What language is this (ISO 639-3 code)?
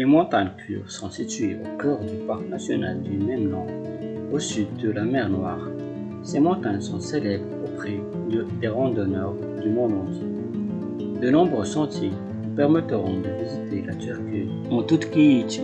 fra